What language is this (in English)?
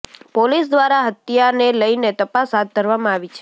Gujarati